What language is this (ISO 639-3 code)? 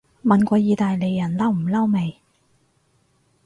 yue